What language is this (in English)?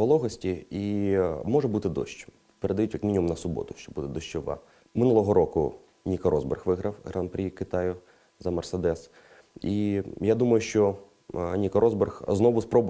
Ukrainian